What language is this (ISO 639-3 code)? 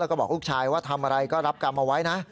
tha